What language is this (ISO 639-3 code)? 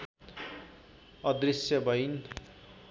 nep